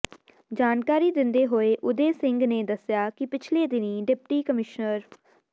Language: Punjabi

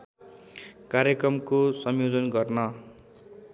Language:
Nepali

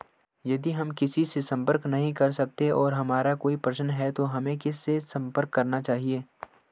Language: Hindi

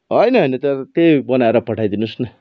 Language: Nepali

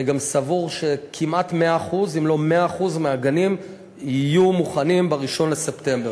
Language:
Hebrew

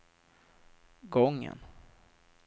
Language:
Swedish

